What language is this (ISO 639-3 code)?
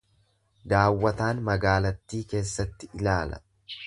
orm